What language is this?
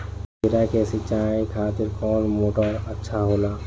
Bhojpuri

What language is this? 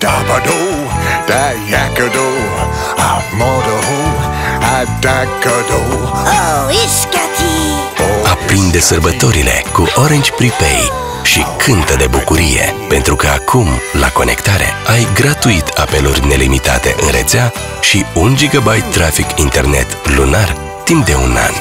Korean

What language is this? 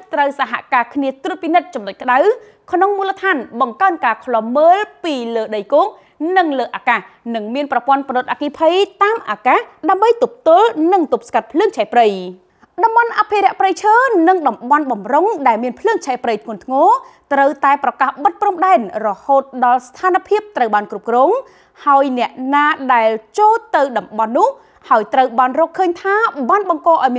Thai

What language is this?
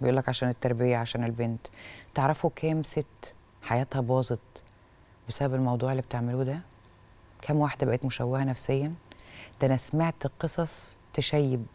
Arabic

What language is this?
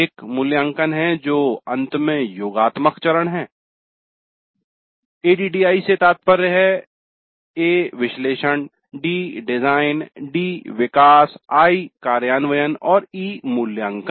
Hindi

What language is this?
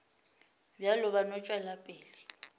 Northern Sotho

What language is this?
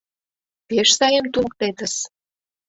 Mari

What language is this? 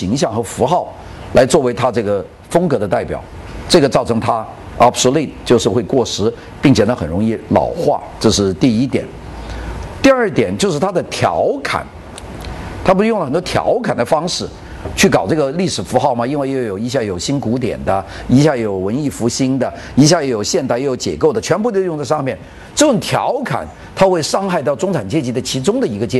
Chinese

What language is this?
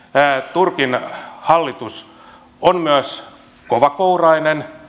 Finnish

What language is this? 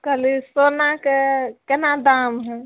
Maithili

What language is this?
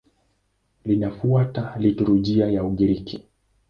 Swahili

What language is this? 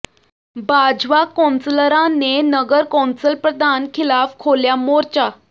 Punjabi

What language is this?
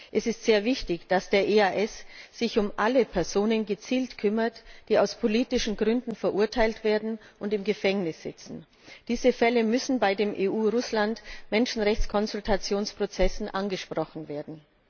German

